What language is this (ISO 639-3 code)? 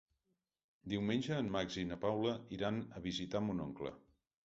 cat